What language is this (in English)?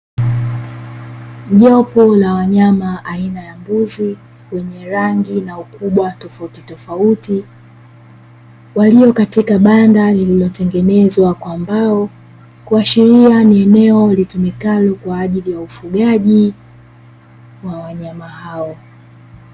Swahili